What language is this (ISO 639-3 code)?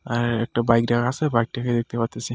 ben